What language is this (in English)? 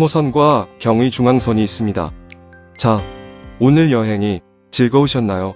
Korean